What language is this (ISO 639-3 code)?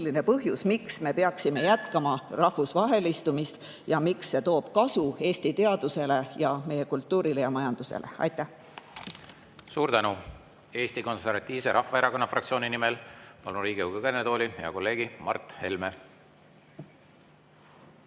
est